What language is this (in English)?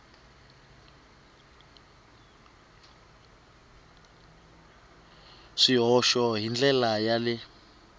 Tsonga